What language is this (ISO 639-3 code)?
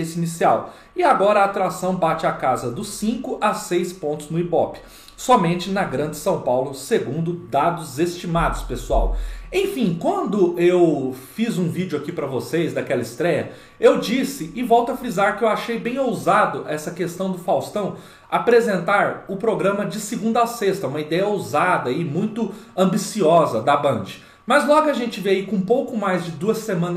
por